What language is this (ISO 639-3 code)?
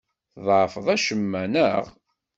kab